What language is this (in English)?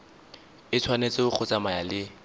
Tswana